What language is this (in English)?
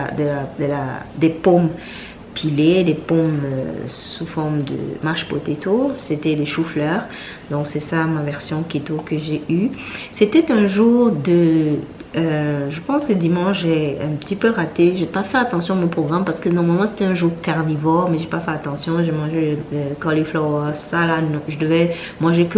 French